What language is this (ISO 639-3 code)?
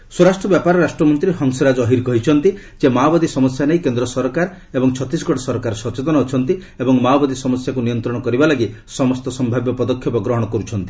ori